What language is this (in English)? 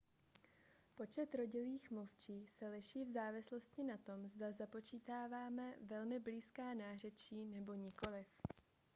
Czech